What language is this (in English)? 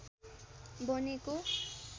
Nepali